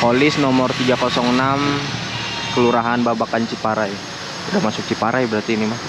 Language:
Indonesian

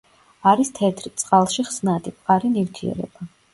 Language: Georgian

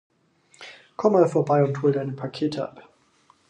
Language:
German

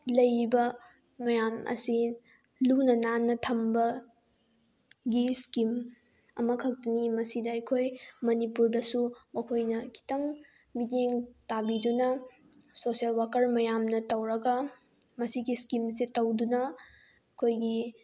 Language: Manipuri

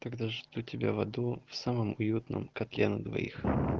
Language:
Russian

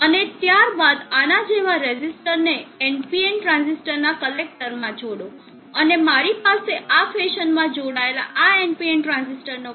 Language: Gujarati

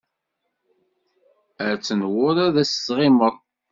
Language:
Kabyle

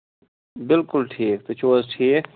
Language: Kashmiri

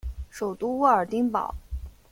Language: Chinese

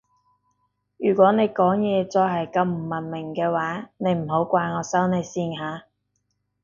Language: Cantonese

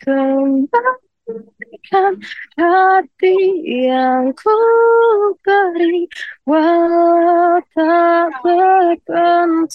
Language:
Indonesian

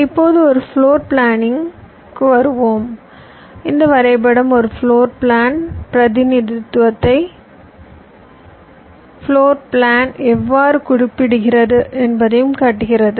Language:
Tamil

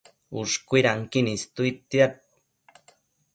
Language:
Matsés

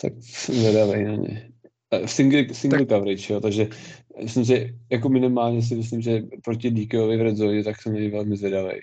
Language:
Czech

